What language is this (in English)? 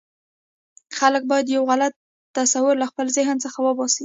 Pashto